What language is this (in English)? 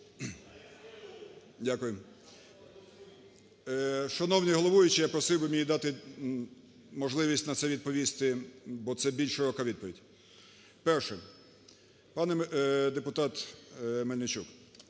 Ukrainian